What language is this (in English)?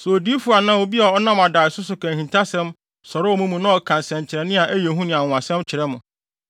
Akan